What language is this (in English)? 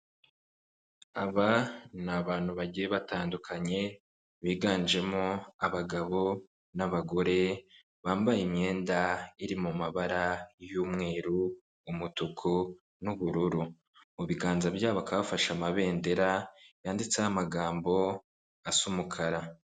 Kinyarwanda